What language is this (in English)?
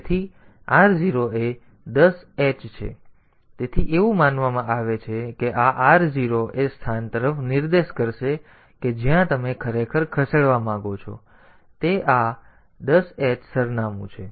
Gujarati